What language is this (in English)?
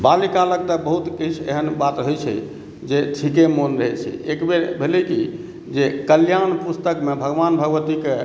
Maithili